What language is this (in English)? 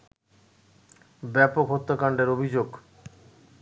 Bangla